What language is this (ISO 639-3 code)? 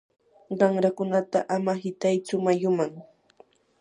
qur